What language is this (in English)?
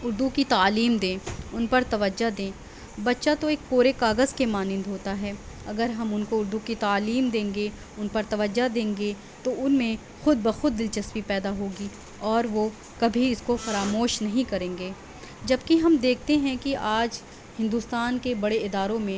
Urdu